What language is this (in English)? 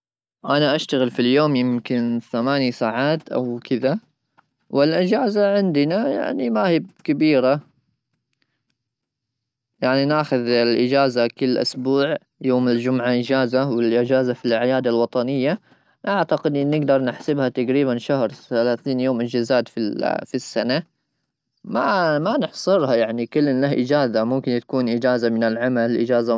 Gulf Arabic